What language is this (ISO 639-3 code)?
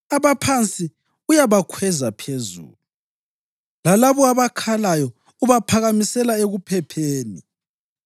nde